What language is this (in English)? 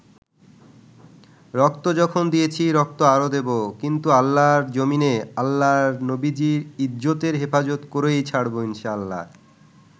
Bangla